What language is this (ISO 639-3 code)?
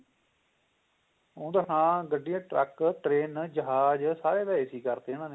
pan